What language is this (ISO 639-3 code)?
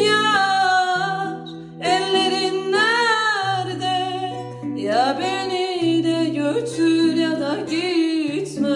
tur